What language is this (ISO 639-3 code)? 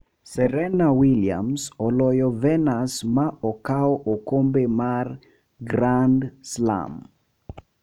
luo